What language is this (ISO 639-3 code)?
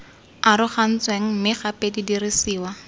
tsn